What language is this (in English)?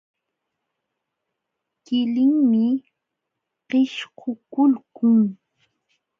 Jauja Wanca Quechua